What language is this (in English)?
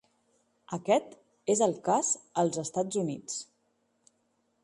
Catalan